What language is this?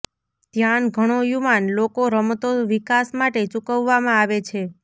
Gujarati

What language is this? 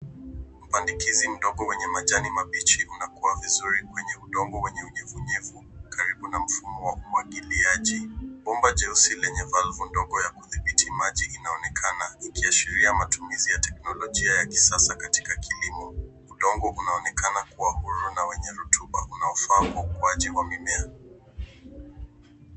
Swahili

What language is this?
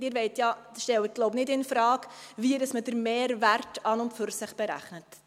Swiss German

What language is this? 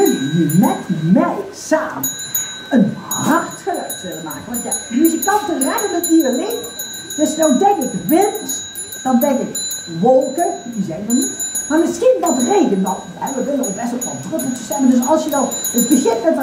Dutch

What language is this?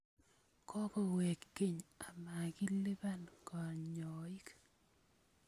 Kalenjin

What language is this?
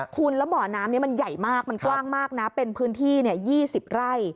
Thai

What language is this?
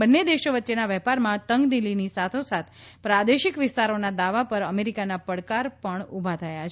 Gujarati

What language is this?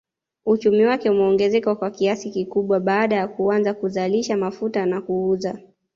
Swahili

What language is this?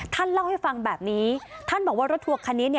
Thai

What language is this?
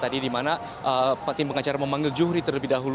Indonesian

